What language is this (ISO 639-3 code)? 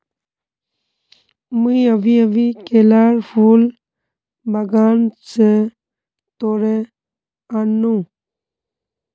mag